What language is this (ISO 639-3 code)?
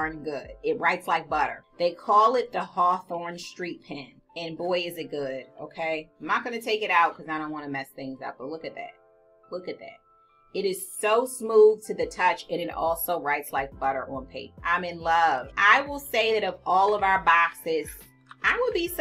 eng